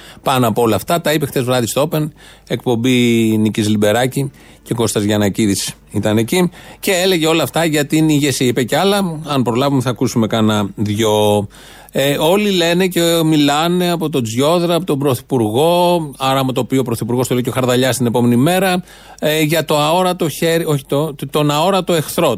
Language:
Greek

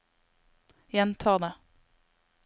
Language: Norwegian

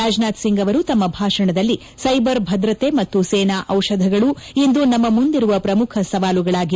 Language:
Kannada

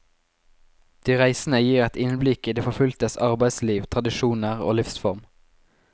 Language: Norwegian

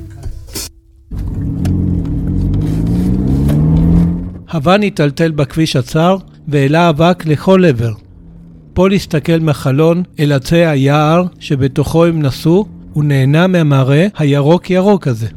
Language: Hebrew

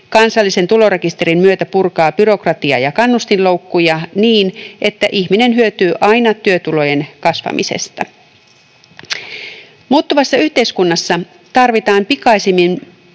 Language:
Finnish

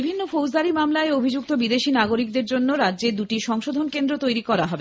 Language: Bangla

